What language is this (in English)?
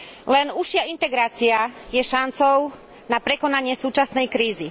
Slovak